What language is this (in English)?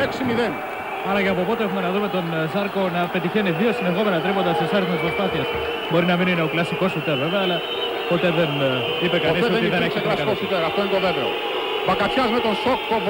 Greek